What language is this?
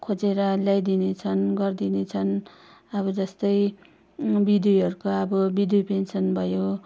Nepali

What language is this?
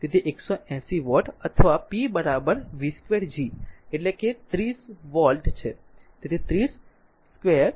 Gujarati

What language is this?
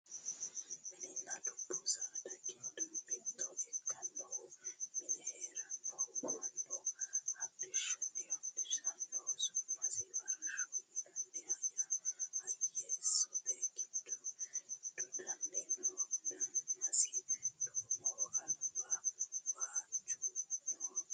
Sidamo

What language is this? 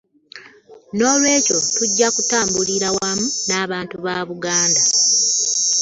Ganda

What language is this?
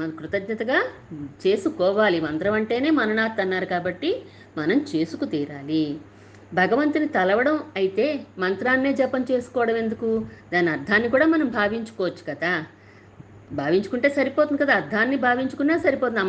Telugu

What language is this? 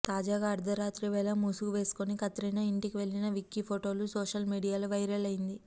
Telugu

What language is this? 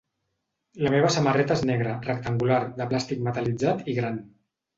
Catalan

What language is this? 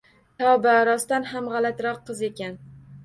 Uzbek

